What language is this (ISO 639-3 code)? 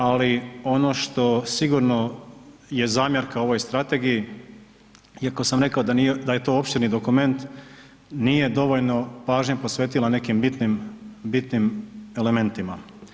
hrv